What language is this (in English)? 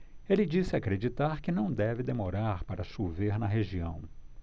Portuguese